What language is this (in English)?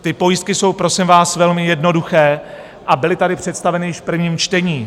Czech